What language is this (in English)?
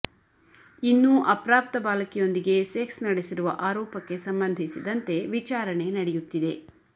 Kannada